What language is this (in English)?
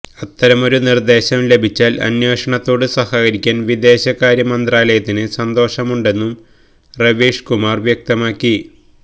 Malayalam